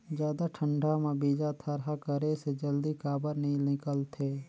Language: Chhattisgarhi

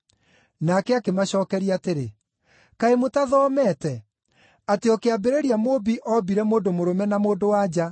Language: Kikuyu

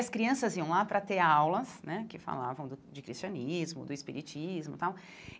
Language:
Portuguese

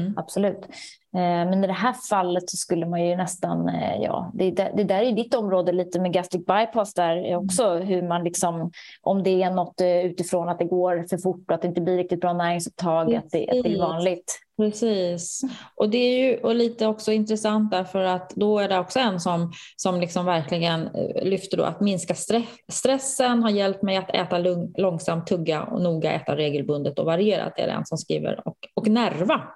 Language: Swedish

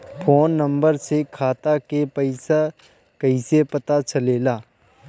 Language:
Bhojpuri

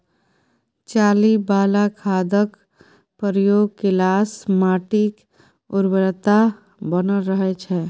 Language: Maithili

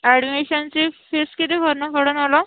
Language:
Marathi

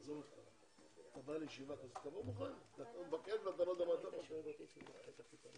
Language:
Hebrew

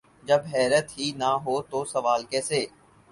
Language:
Urdu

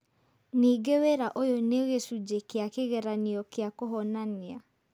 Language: Kikuyu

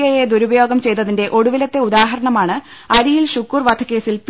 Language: Malayalam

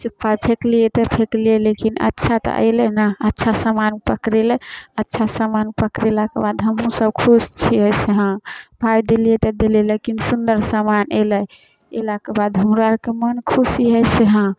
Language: Maithili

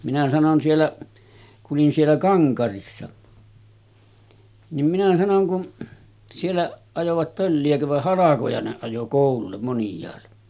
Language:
Finnish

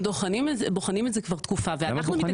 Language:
Hebrew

